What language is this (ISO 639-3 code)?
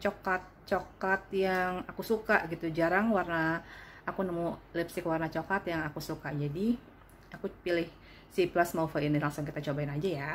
ind